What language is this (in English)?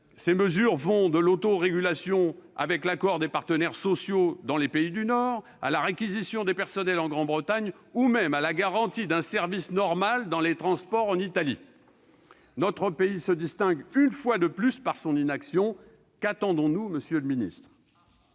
French